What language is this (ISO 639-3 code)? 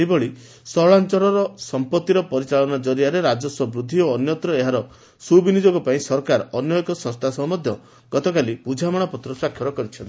ori